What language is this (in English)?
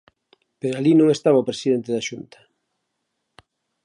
Galician